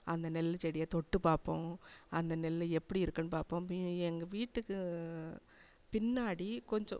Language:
Tamil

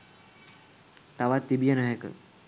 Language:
Sinhala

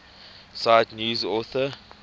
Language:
English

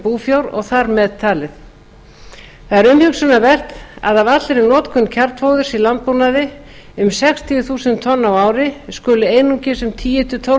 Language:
Icelandic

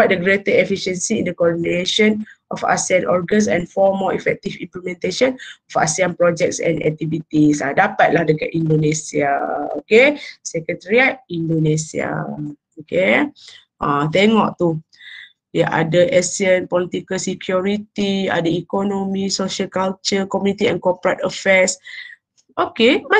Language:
Malay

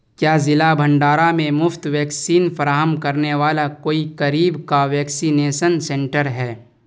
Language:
Urdu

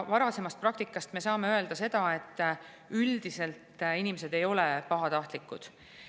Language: Estonian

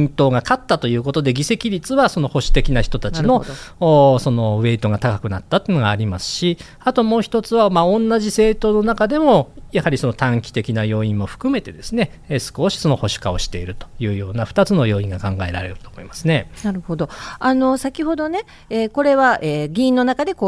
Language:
Japanese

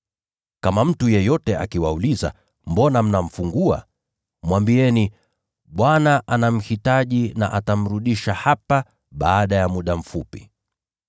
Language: Swahili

